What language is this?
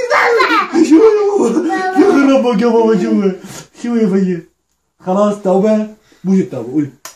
Arabic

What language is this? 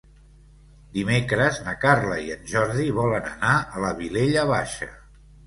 Catalan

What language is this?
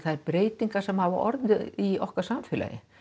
Icelandic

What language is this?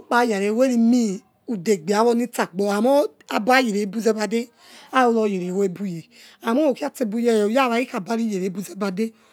Yekhee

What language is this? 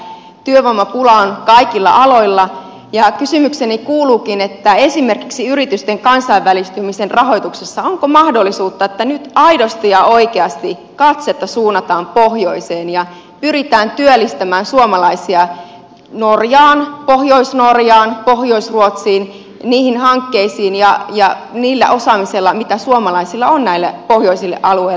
Finnish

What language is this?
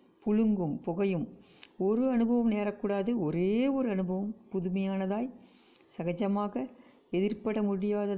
Tamil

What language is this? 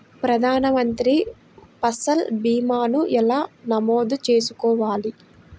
Telugu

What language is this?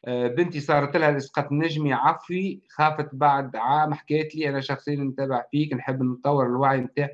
Arabic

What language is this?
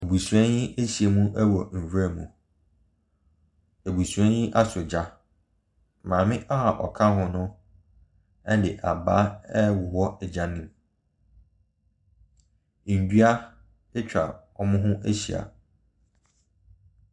Akan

